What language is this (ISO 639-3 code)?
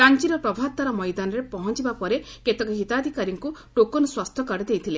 ori